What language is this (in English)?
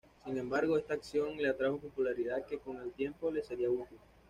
Spanish